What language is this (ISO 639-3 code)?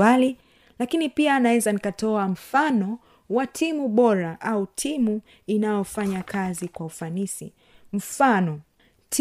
swa